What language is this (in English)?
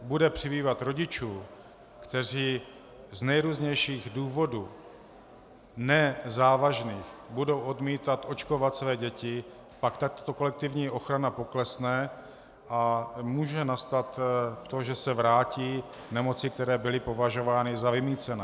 Czech